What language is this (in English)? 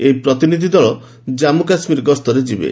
Odia